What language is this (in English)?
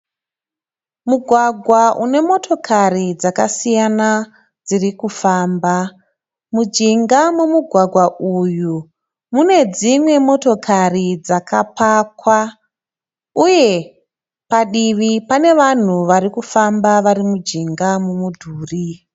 Shona